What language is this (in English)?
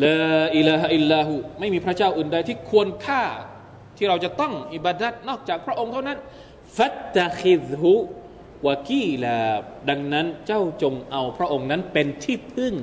Thai